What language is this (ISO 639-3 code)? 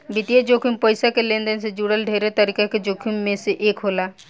bho